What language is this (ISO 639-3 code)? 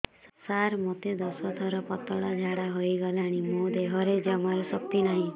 ori